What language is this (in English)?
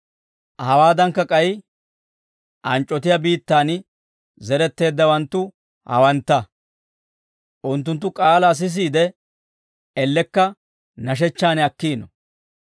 Dawro